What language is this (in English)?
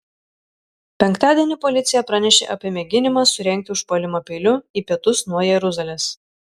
Lithuanian